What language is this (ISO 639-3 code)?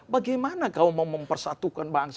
ind